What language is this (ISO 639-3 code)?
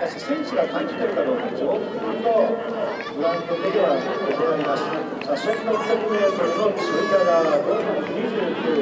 jpn